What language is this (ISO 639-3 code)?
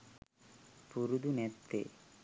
sin